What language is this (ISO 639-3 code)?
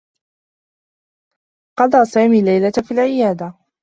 ara